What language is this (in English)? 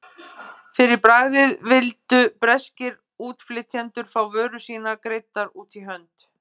Icelandic